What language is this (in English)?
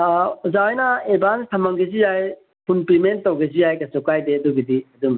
Manipuri